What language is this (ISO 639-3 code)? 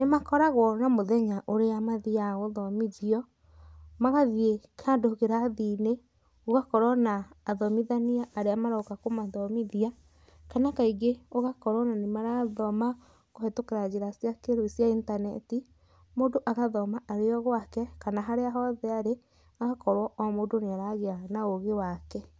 kik